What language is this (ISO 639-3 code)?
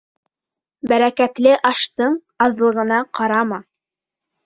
bak